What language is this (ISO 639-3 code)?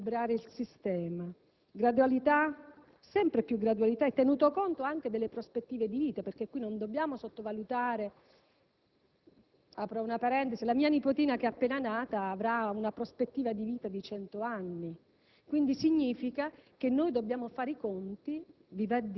ita